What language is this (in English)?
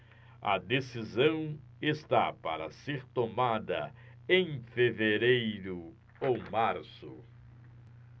Portuguese